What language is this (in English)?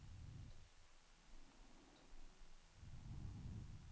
Danish